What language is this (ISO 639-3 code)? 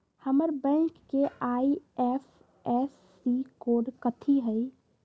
mag